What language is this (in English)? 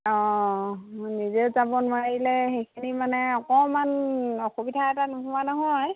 Assamese